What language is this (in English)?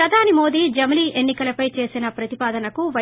Telugu